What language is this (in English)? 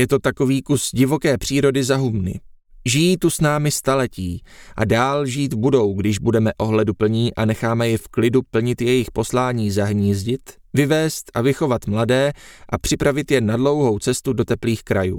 Czech